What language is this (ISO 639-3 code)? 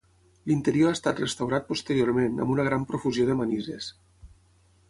cat